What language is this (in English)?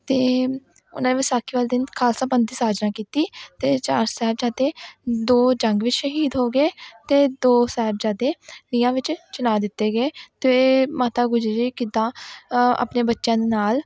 Punjabi